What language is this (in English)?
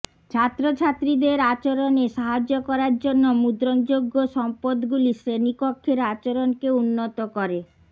Bangla